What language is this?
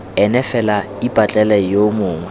Tswana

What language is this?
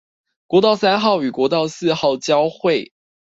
Chinese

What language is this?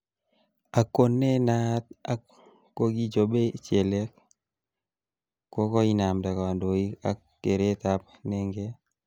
Kalenjin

